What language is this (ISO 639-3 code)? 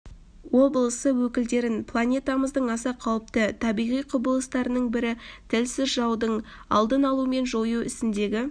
kaz